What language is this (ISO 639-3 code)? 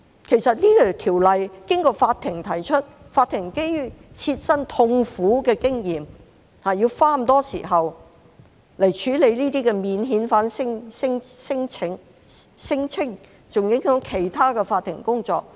yue